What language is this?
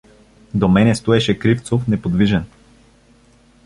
Bulgarian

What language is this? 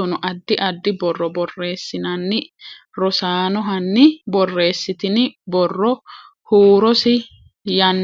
Sidamo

